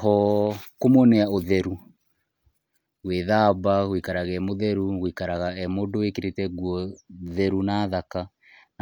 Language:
Kikuyu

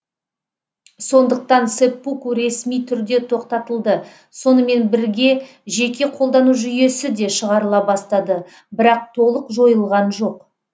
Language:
Kazakh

